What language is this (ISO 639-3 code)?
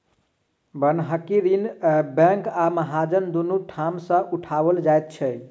mai